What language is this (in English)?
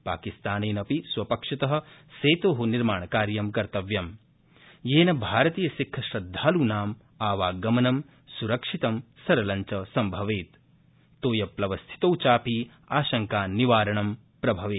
Sanskrit